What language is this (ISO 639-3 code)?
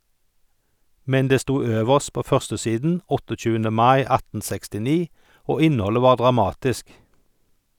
nor